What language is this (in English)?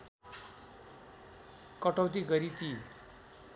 Nepali